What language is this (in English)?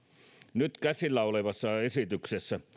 Finnish